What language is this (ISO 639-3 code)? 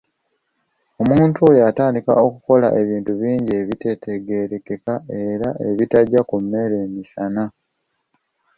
lug